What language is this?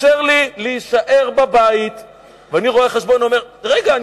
Hebrew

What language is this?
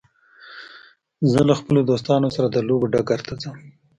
Pashto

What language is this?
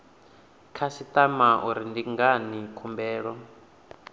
Venda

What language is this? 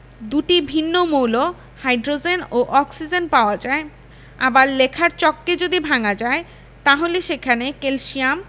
Bangla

